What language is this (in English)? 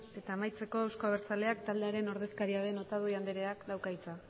Basque